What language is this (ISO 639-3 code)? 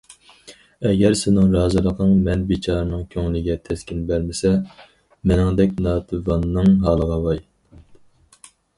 uig